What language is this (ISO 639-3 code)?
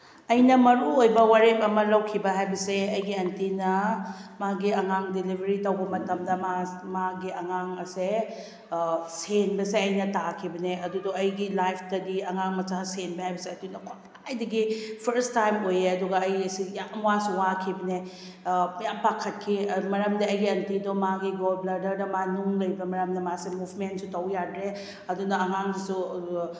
mni